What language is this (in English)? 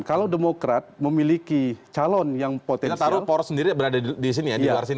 Indonesian